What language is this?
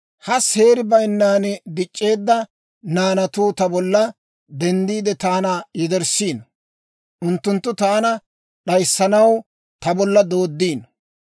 Dawro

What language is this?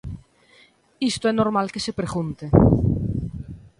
Galician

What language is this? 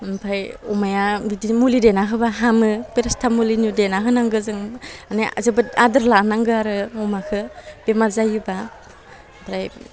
Bodo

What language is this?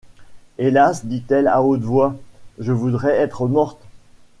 French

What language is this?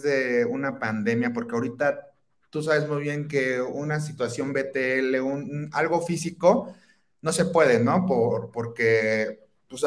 Spanish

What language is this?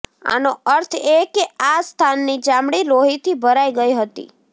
Gujarati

